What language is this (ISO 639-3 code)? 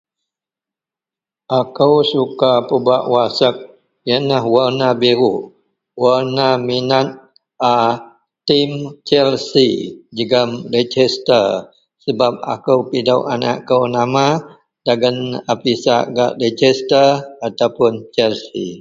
mel